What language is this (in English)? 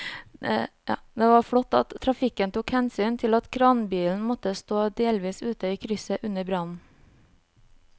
Norwegian